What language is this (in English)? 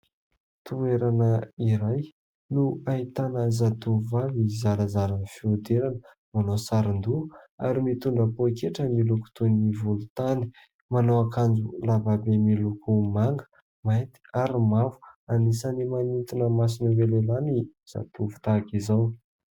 Malagasy